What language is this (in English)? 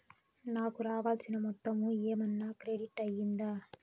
Telugu